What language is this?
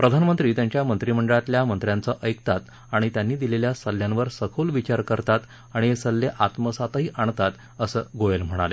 Marathi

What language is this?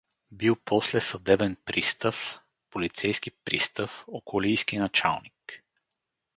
Bulgarian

